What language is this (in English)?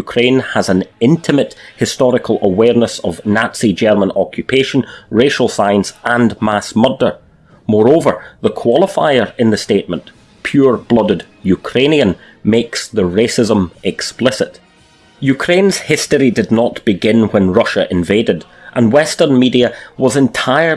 English